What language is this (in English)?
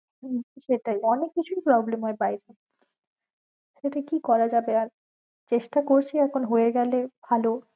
Bangla